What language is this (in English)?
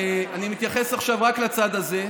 Hebrew